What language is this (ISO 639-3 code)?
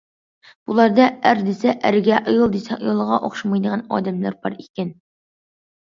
uig